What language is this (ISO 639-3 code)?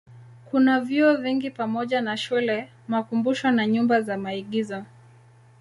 swa